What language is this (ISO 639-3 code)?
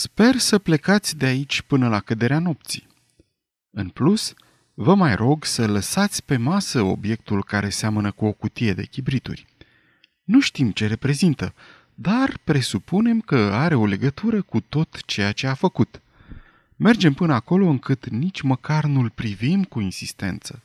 ron